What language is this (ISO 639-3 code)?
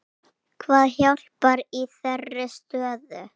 isl